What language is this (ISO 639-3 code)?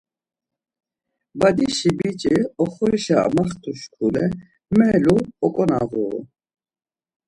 lzz